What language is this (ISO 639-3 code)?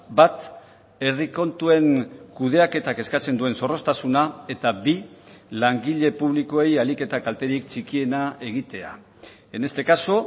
eus